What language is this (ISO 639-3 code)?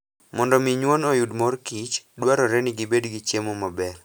luo